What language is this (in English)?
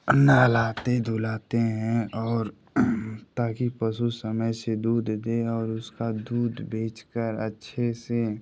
Hindi